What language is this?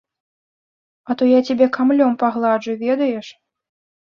Belarusian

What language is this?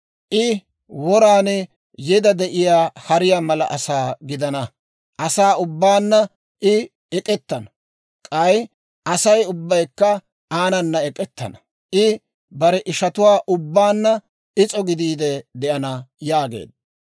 Dawro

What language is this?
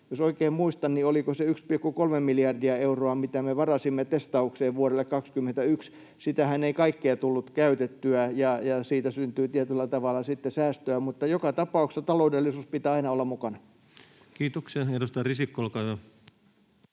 Finnish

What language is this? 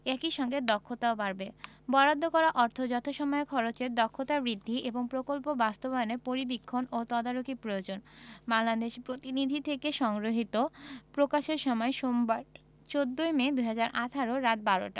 Bangla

